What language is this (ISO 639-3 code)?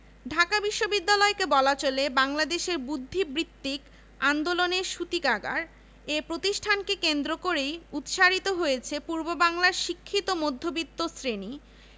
ben